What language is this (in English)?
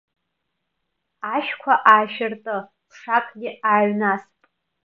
Abkhazian